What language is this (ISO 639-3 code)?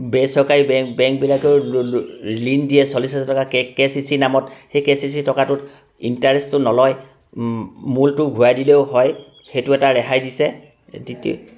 asm